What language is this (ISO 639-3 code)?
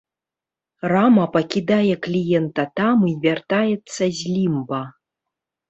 bel